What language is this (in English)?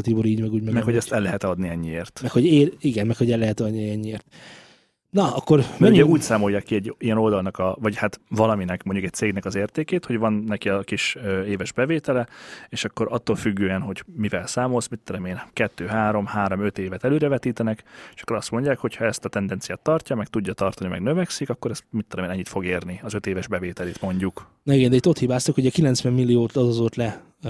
Hungarian